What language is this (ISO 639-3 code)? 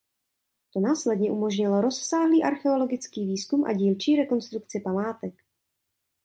ces